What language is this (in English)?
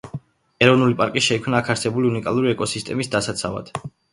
Georgian